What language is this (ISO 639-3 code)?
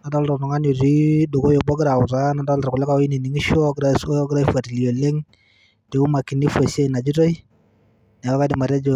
mas